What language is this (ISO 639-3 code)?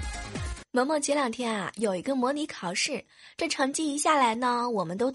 zho